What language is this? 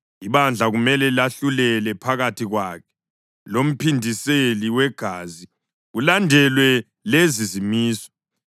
North Ndebele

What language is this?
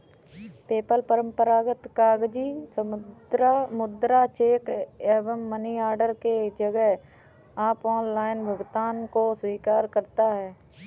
Hindi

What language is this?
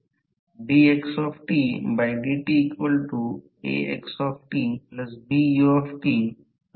Marathi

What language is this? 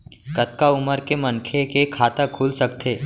Chhattisgarhi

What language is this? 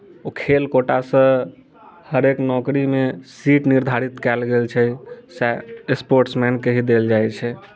Maithili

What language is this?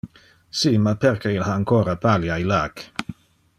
Interlingua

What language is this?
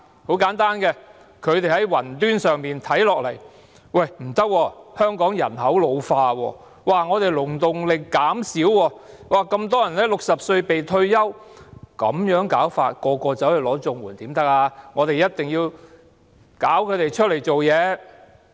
Cantonese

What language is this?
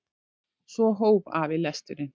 Icelandic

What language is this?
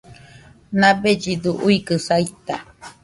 Nüpode Huitoto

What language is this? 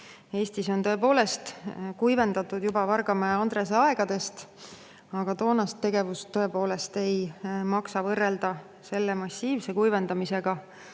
Estonian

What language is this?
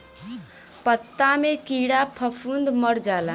Bhojpuri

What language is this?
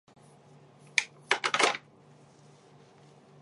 Chinese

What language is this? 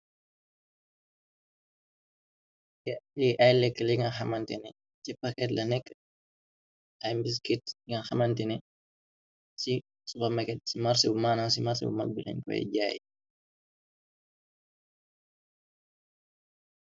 Wolof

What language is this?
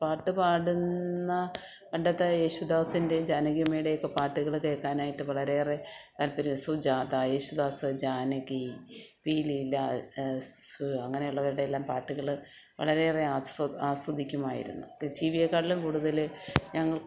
Malayalam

